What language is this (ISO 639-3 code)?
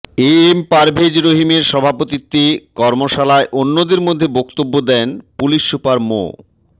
ben